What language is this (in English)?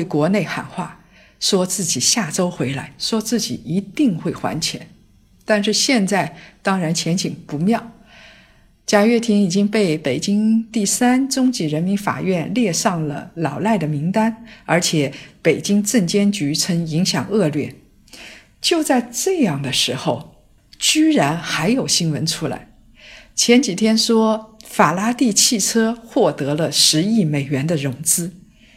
Chinese